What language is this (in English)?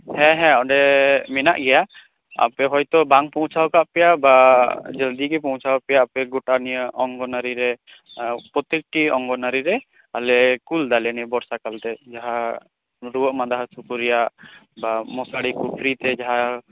Santali